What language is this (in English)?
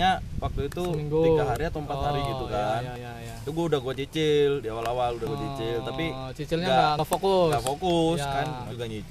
Indonesian